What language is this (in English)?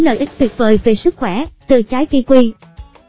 Vietnamese